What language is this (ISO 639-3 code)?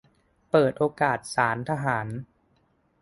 tha